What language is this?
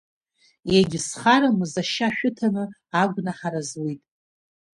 Abkhazian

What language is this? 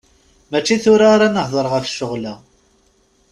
Kabyle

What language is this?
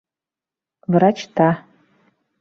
Bashkir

